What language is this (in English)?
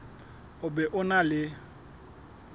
Southern Sotho